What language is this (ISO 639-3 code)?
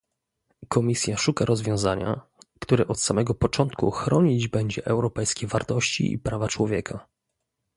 pol